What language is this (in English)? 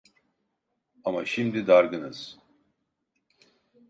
Turkish